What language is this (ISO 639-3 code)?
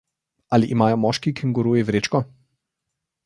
slv